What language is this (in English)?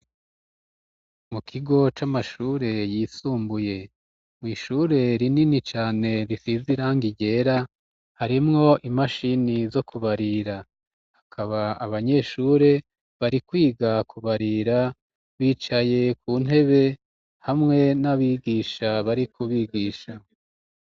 Rundi